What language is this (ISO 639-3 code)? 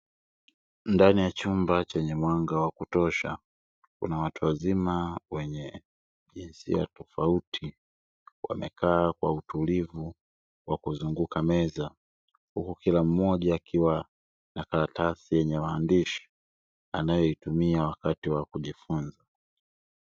swa